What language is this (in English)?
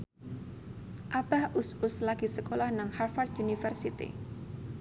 Javanese